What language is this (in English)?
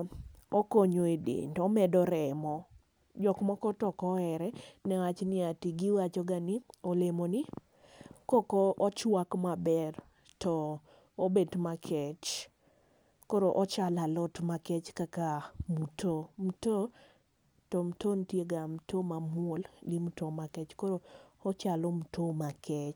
Luo (Kenya and Tanzania)